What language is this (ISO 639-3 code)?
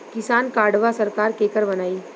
bho